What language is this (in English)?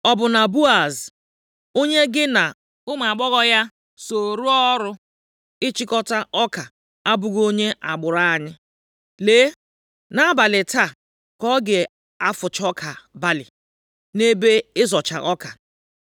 Igbo